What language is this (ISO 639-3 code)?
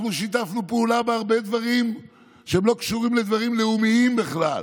heb